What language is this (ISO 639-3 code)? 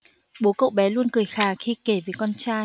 vie